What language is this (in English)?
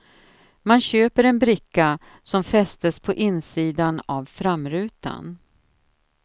Swedish